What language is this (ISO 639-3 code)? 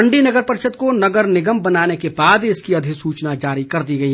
hin